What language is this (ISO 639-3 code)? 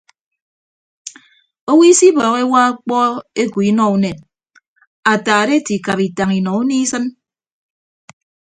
ibb